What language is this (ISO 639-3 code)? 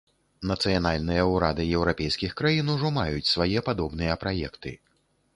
bel